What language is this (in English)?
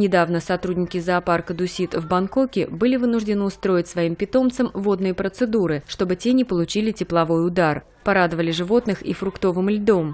Russian